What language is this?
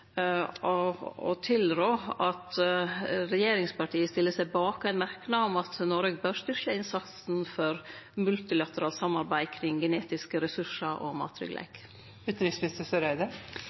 Norwegian Nynorsk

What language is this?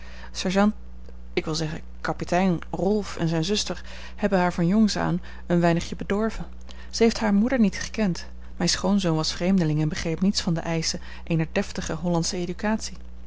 Dutch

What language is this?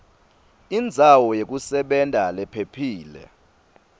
Swati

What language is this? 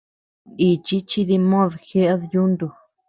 Tepeuxila Cuicatec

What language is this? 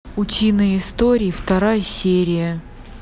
Russian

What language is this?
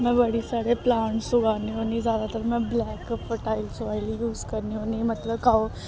Dogri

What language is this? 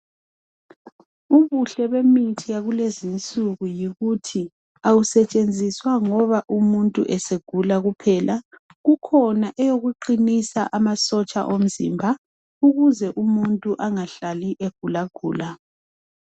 North Ndebele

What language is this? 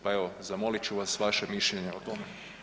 Croatian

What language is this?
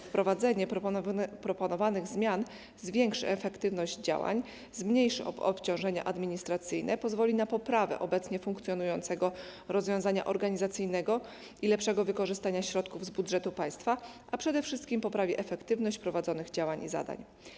Polish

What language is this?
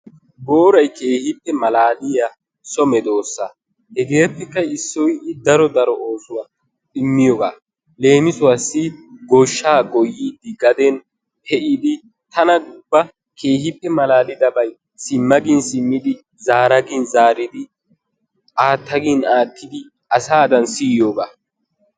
Wolaytta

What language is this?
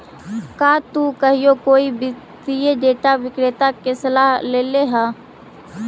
Magahi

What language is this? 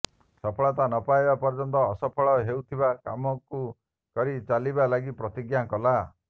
Odia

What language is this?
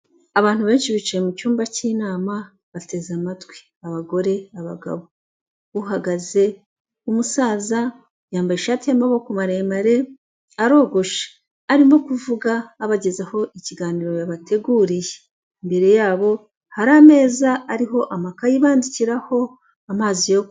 Kinyarwanda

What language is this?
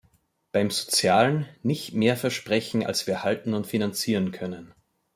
German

